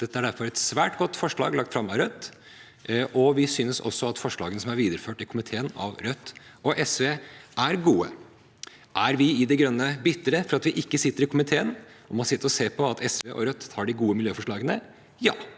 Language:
Norwegian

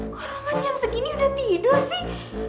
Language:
Indonesian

